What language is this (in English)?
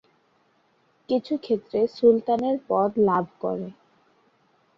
Bangla